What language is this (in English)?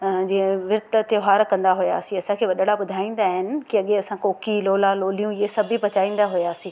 Sindhi